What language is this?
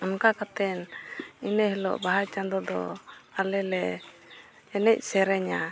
Santali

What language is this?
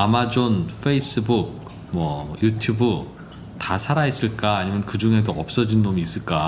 Korean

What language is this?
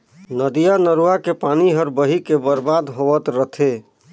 Chhattisgarhi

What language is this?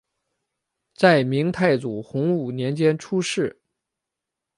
Chinese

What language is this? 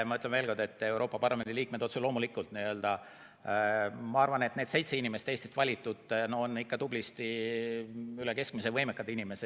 Estonian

